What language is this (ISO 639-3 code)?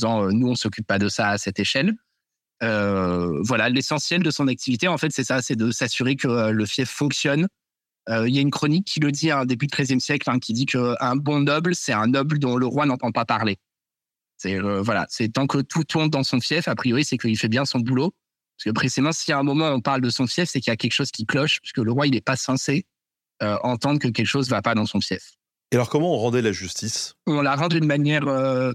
fra